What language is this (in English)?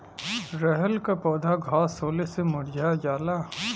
Bhojpuri